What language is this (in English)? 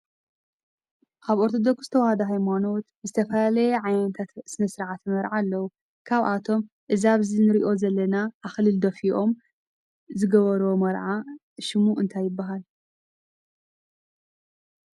Tigrinya